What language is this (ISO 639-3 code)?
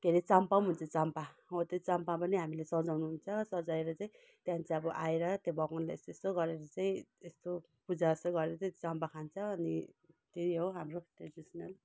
nep